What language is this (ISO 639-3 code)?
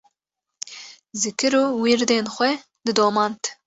kur